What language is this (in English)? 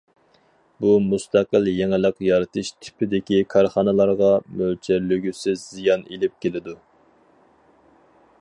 Uyghur